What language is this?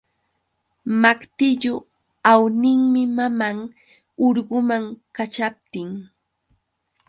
Yauyos Quechua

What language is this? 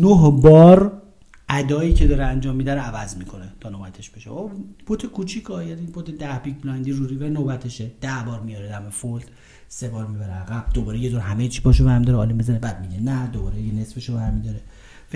Persian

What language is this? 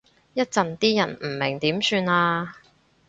Cantonese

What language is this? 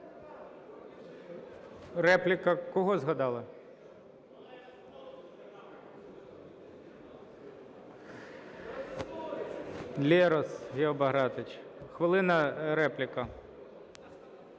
Ukrainian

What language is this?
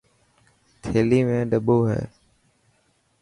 Dhatki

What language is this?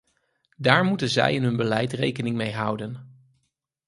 Dutch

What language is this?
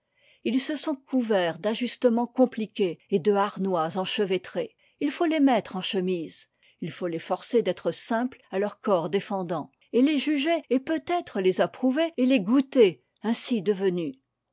French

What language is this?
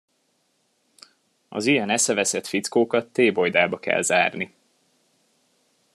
Hungarian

